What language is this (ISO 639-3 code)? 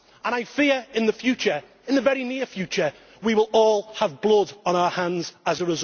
eng